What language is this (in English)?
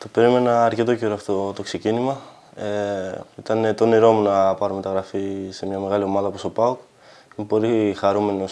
Greek